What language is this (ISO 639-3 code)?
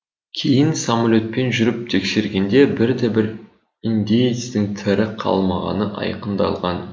kaz